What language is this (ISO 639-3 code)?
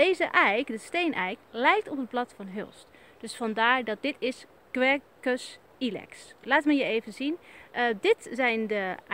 nld